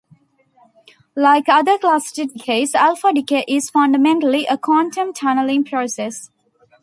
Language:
English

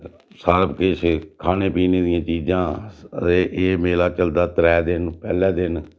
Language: Dogri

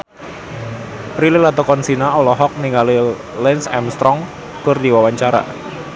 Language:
Sundanese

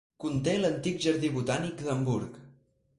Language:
Catalan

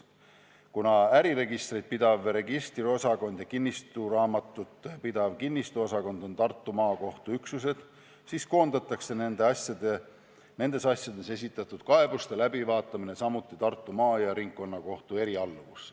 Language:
Estonian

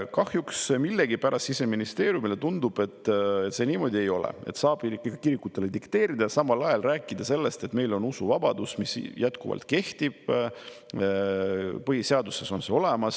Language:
Estonian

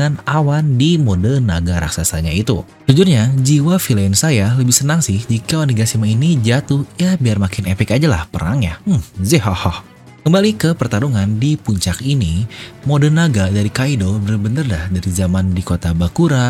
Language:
Indonesian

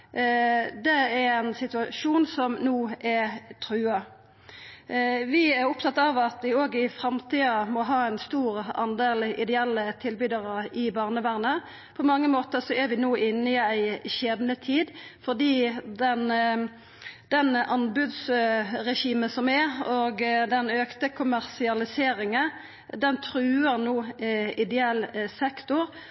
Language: Norwegian Nynorsk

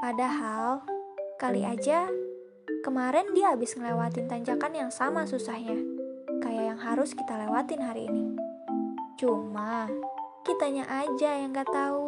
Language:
Indonesian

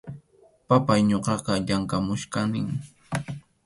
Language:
Arequipa-La Unión Quechua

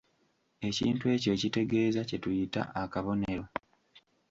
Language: Ganda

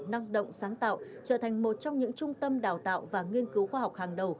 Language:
Vietnamese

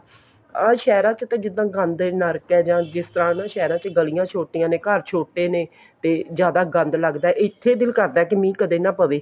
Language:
Punjabi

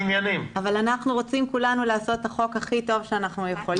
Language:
Hebrew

